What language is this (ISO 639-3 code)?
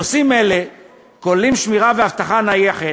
heb